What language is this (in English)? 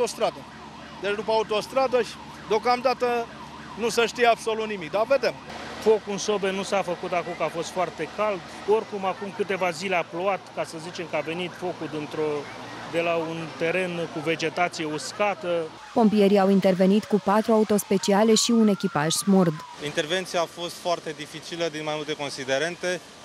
Romanian